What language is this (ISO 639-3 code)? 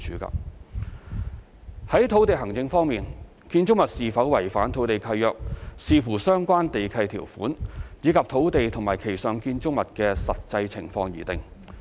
yue